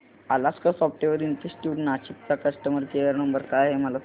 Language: Marathi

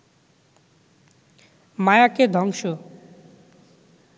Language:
Bangla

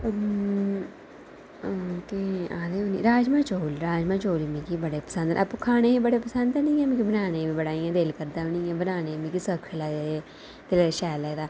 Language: Dogri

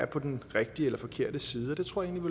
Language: Danish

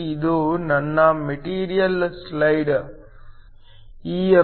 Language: Kannada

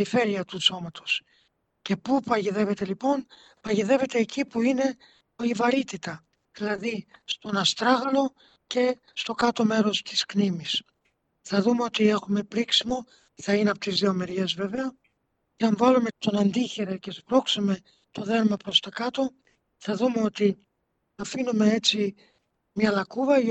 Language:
Greek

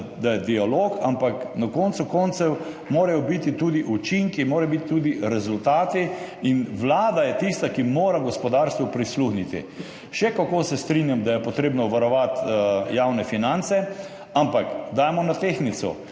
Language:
Slovenian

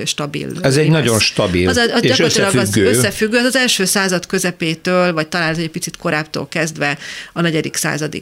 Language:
Hungarian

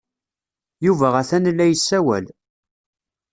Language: Kabyle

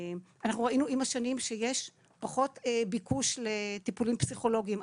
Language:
Hebrew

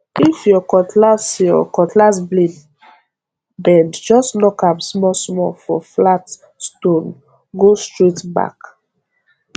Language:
Nigerian Pidgin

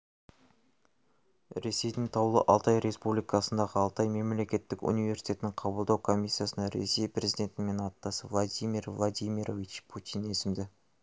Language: Kazakh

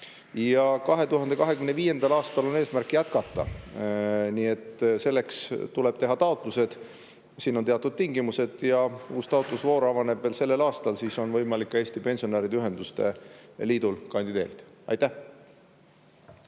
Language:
Estonian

